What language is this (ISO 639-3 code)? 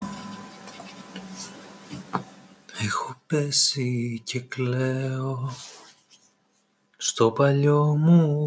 ell